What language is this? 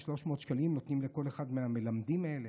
Hebrew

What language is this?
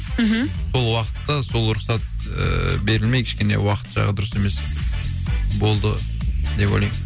Kazakh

